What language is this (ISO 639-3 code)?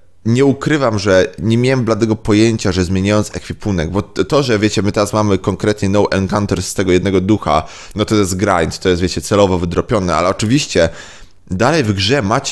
pol